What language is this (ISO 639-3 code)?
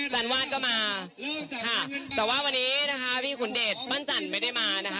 tha